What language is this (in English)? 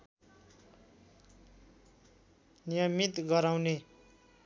Nepali